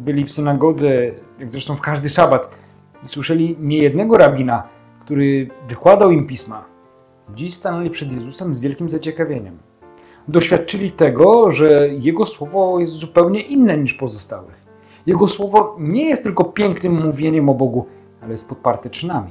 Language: Polish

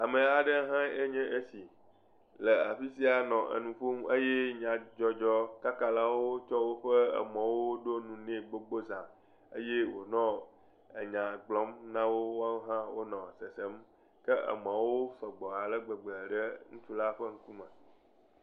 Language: Ewe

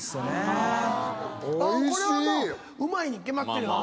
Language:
Japanese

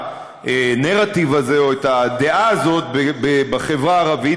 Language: Hebrew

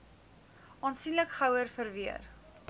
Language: Afrikaans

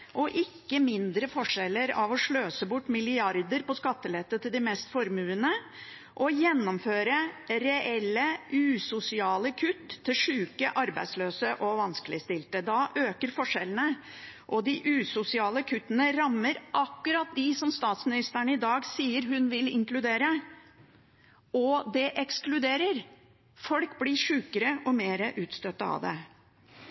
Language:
Norwegian Bokmål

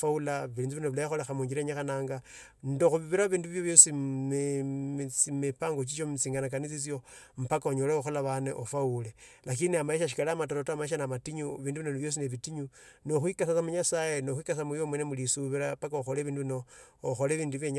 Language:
Tsotso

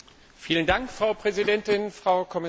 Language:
German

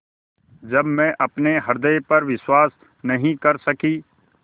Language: Hindi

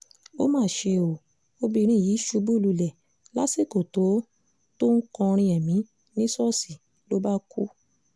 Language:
Yoruba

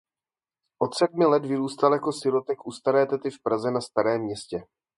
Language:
Czech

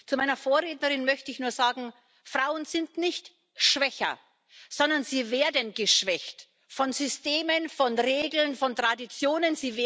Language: German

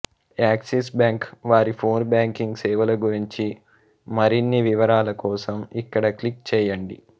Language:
Telugu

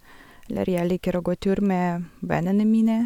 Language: Norwegian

